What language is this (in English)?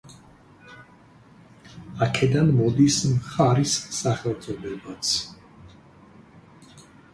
Georgian